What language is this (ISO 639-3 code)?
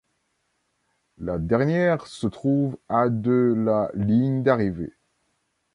fra